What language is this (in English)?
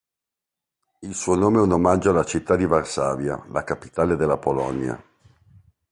Italian